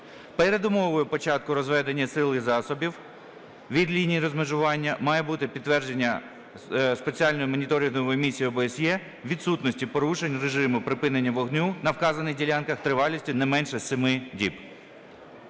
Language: Ukrainian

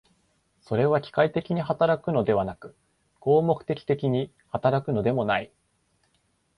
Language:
Japanese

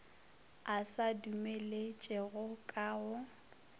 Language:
Northern Sotho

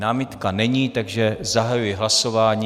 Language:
Czech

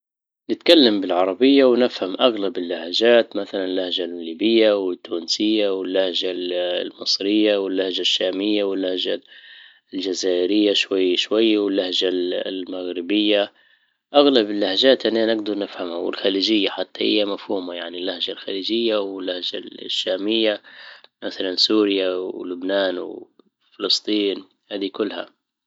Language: Libyan Arabic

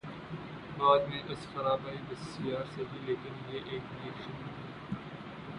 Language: Urdu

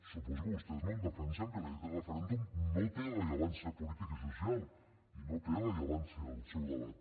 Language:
Catalan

